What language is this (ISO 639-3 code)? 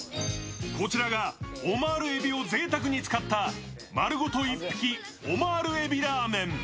jpn